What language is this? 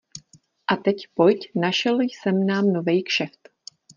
Czech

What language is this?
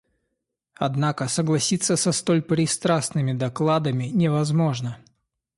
Russian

